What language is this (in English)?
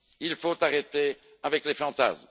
French